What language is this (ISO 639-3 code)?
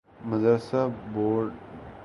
urd